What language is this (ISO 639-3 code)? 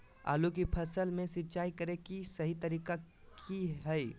mag